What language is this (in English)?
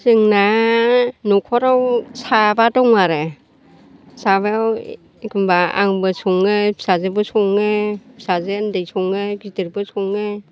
Bodo